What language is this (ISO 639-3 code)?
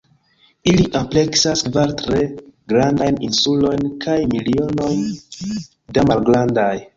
epo